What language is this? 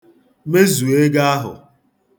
Igbo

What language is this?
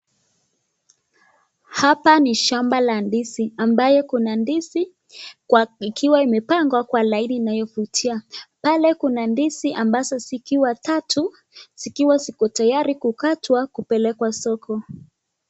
Swahili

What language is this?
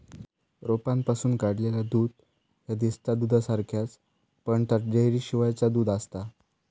Marathi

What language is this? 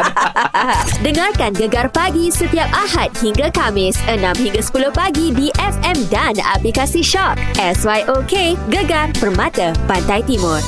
Malay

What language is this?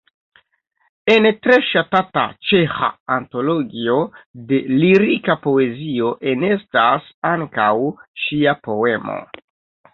Esperanto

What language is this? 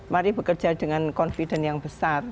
Indonesian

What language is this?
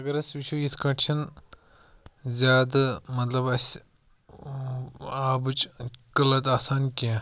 Kashmiri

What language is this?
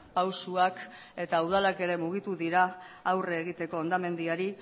Basque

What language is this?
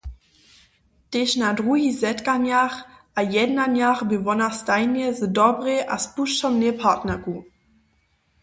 Upper Sorbian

